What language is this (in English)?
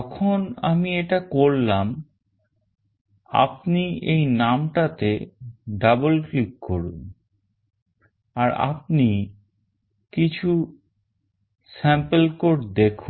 Bangla